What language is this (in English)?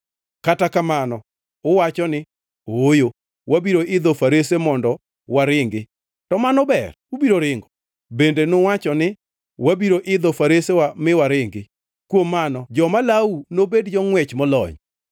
Luo (Kenya and Tanzania)